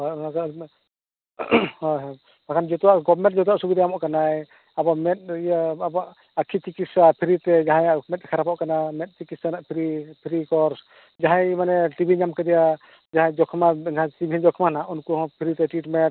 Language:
Santali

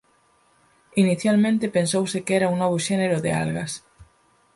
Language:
Galician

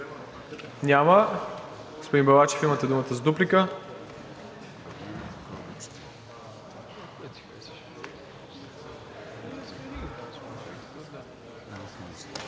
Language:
Bulgarian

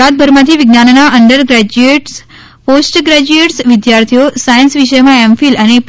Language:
Gujarati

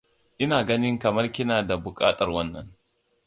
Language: Hausa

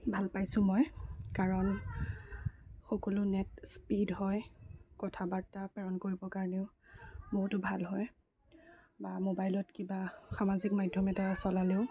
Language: Assamese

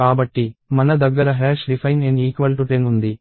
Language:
Telugu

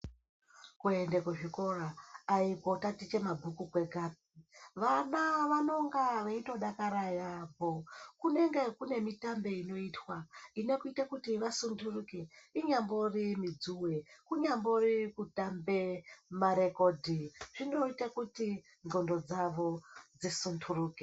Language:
Ndau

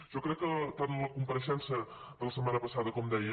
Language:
Catalan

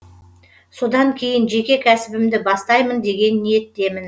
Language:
Kazakh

